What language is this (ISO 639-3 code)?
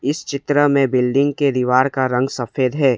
hin